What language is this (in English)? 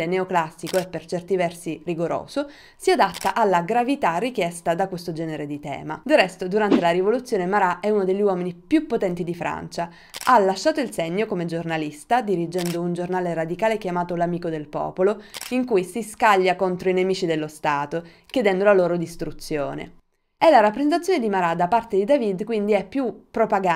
Italian